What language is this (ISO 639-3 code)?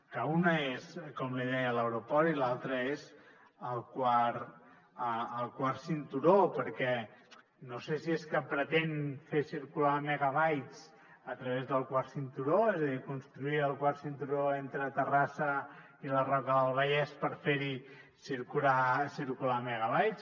cat